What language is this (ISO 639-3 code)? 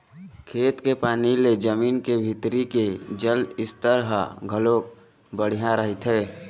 hne